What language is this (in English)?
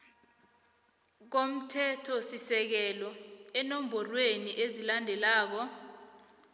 South Ndebele